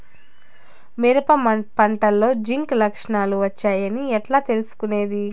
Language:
Telugu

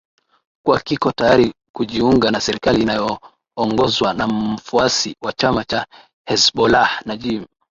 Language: Swahili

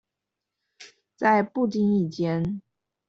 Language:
Chinese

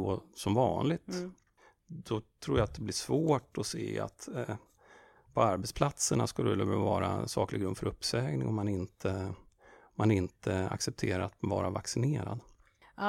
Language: Swedish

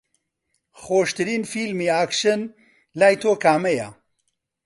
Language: Central Kurdish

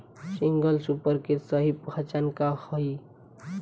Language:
Bhojpuri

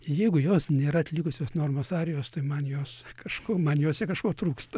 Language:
Lithuanian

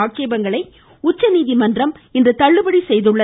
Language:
Tamil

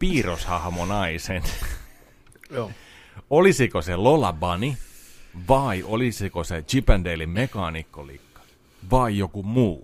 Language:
Finnish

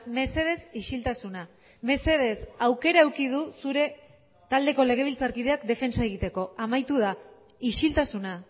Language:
Basque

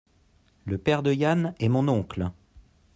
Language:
French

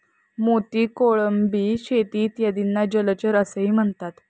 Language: Marathi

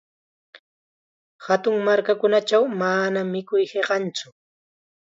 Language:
Chiquián Ancash Quechua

